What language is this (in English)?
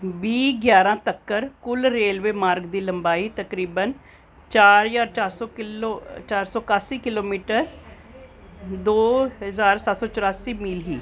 Dogri